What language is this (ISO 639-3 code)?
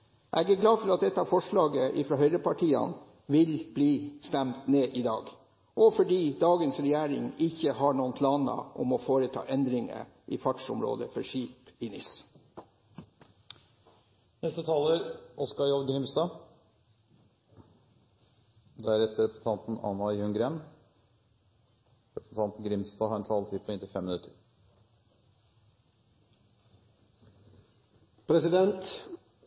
nor